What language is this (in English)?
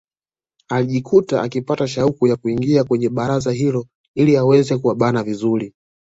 Swahili